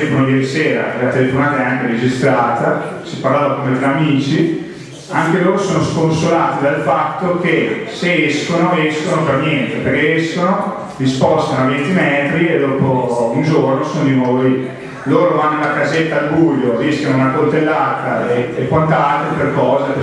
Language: Italian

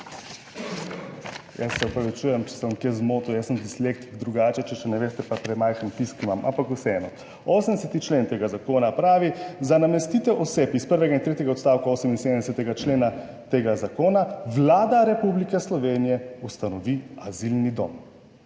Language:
Slovenian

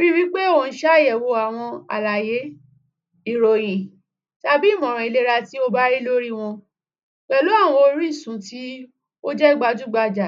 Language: Yoruba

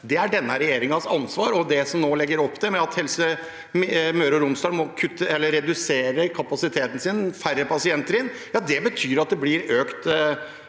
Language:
Norwegian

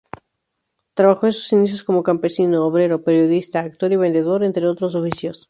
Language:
Spanish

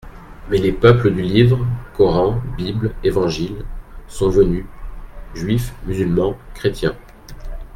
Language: French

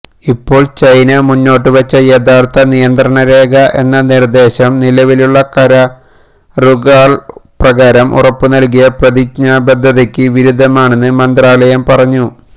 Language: Malayalam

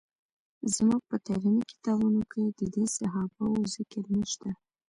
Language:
Pashto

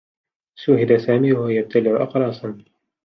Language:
Arabic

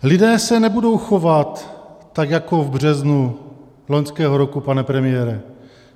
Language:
Czech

